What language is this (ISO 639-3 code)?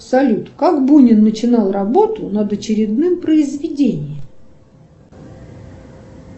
rus